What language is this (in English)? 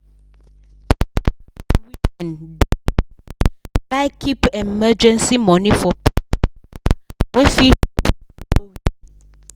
Nigerian Pidgin